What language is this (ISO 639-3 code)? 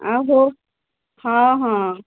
ori